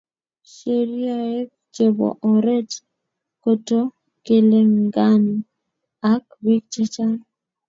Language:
Kalenjin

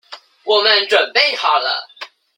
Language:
Chinese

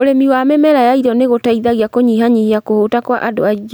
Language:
Kikuyu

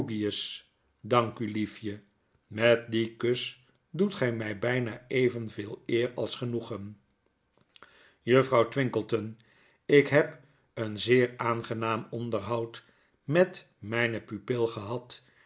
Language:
Dutch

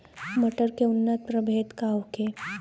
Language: Bhojpuri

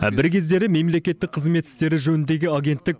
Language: Kazakh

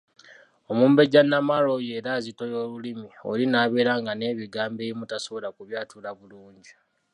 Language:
Ganda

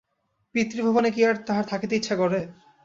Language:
Bangla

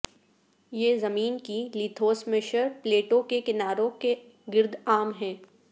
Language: Urdu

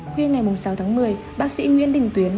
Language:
Vietnamese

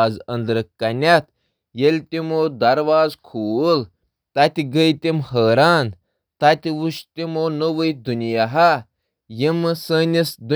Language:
Kashmiri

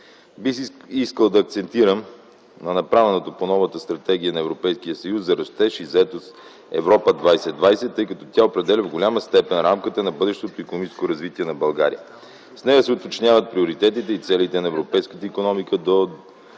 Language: Bulgarian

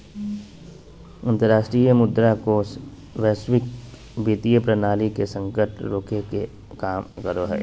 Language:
Magahi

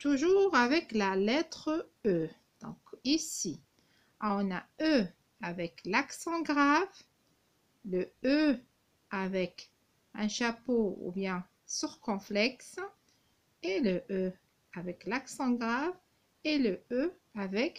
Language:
French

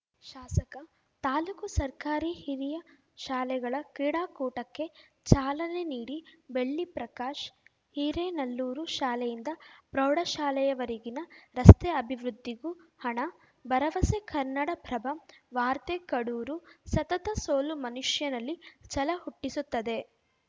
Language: Kannada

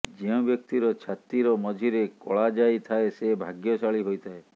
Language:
Odia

